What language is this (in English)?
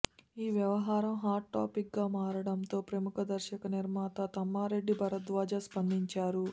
Telugu